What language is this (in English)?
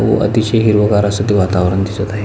Marathi